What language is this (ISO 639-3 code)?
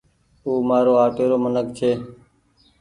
gig